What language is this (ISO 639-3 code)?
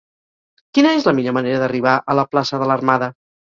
cat